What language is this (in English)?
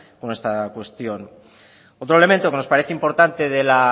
Spanish